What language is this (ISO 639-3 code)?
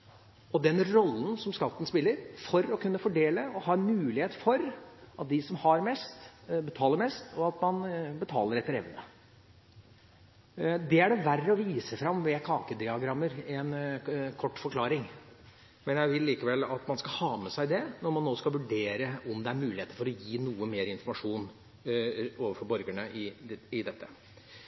nob